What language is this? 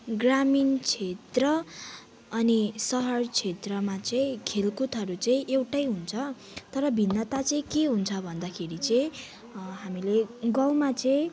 Nepali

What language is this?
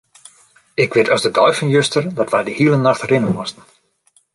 Western Frisian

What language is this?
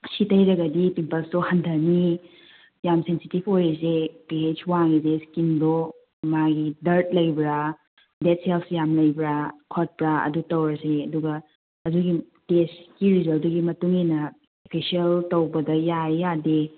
Manipuri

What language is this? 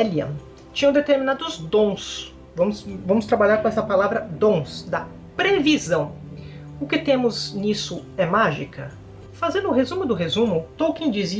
Portuguese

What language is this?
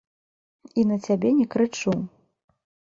Belarusian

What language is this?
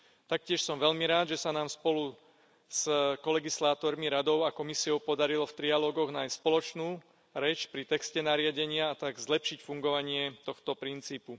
Slovak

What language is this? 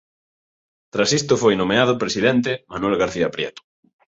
Galician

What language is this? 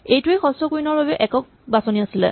Assamese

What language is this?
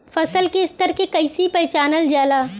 Bhojpuri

